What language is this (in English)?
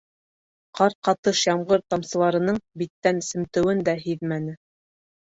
Bashkir